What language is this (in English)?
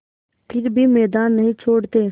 Hindi